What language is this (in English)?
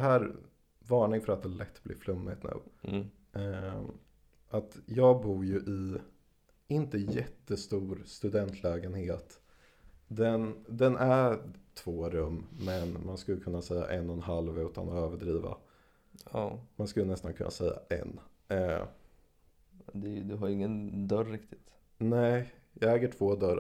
Swedish